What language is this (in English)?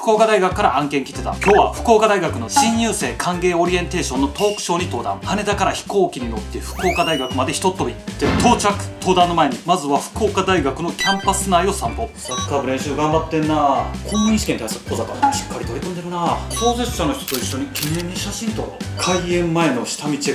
Japanese